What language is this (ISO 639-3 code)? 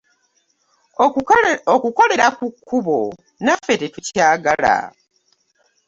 lug